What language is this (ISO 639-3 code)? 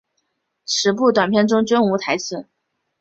zho